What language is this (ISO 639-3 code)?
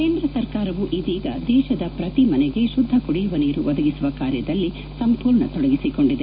kan